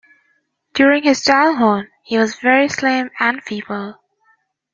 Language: English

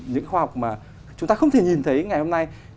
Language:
Vietnamese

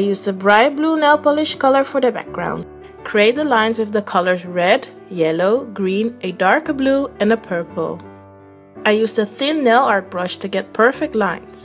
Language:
English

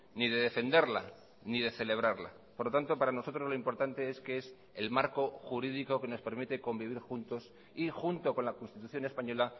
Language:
Spanish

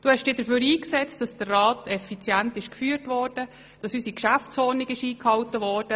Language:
Swiss German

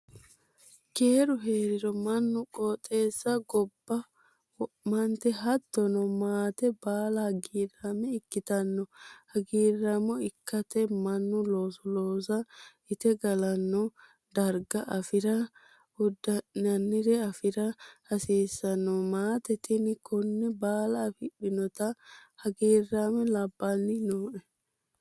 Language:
Sidamo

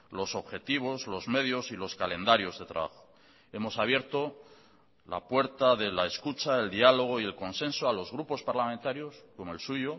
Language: Spanish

